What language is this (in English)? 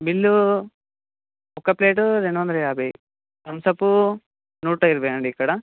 Telugu